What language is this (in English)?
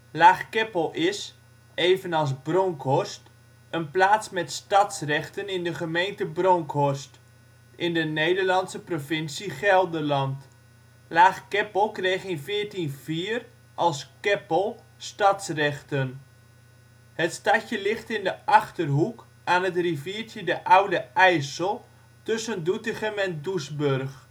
Dutch